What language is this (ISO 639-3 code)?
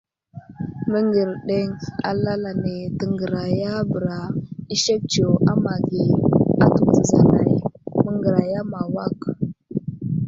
udl